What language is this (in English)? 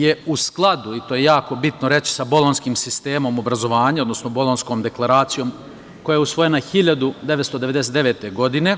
Serbian